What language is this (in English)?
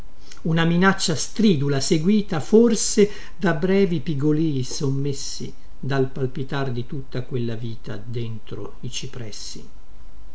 Italian